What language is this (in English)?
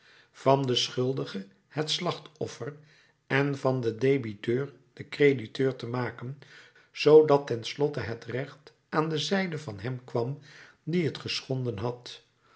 Dutch